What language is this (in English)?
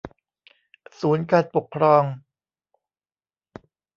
Thai